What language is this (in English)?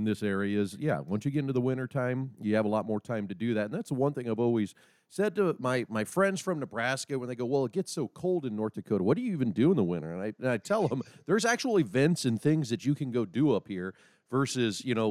English